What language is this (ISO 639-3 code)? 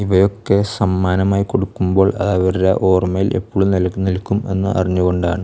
mal